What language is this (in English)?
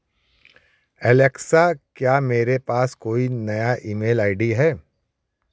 Hindi